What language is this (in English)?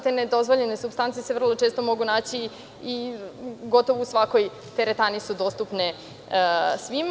Serbian